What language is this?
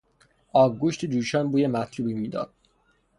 Persian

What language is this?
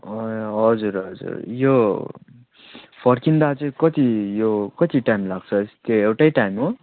Nepali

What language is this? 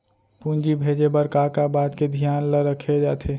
Chhattisgarhi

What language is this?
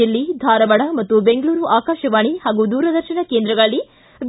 Kannada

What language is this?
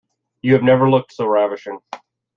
English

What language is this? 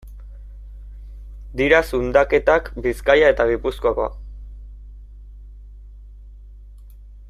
Basque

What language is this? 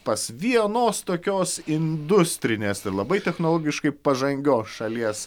Lithuanian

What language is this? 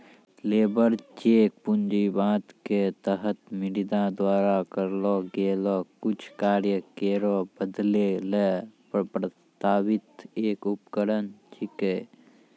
Maithili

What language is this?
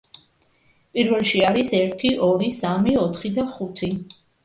Georgian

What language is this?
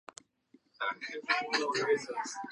Japanese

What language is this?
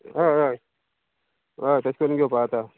Konkani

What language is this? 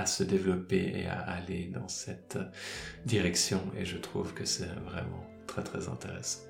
French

